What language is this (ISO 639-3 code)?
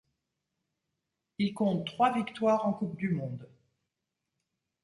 fra